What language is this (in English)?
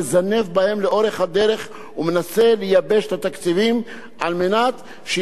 Hebrew